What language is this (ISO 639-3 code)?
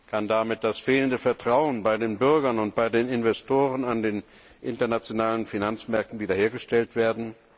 deu